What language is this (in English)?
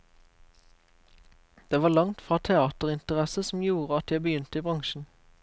Norwegian